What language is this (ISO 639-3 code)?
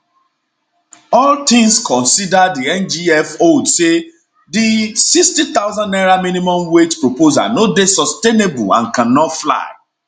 pcm